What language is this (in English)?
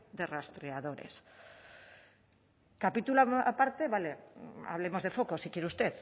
Spanish